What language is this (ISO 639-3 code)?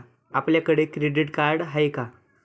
mar